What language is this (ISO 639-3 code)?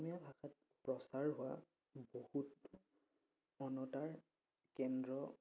asm